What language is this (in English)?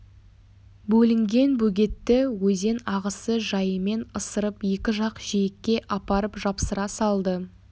Kazakh